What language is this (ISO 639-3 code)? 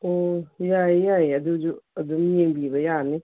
mni